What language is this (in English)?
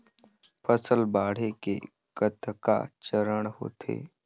Chhattisgarhi